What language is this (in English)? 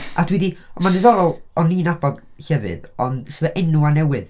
Welsh